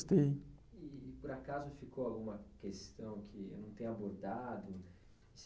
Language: Portuguese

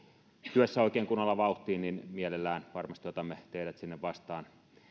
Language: Finnish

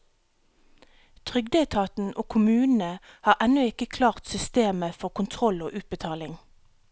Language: Norwegian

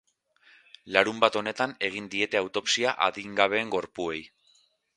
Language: Basque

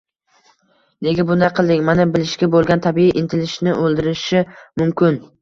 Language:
Uzbek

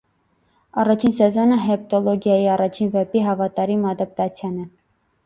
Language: Armenian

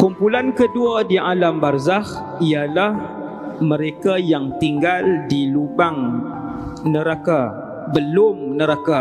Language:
Malay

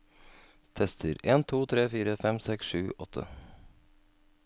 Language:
Norwegian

